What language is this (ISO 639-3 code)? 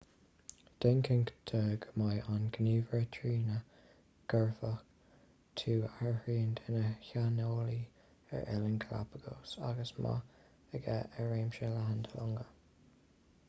gle